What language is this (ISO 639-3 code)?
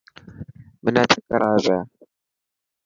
mki